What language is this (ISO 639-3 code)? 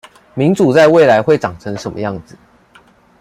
zho